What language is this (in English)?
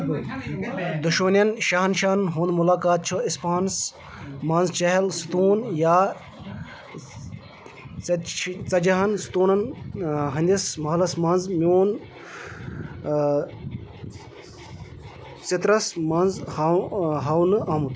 Kashmiri